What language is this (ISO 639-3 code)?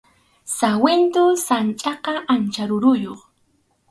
qxu